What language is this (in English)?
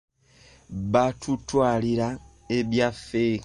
Ganda